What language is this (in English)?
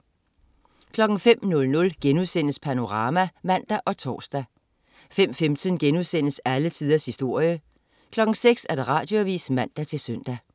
Danish